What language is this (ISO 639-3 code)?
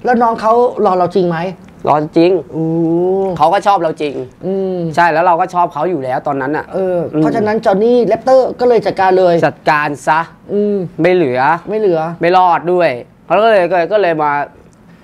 tha